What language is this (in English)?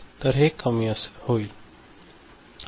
Marathi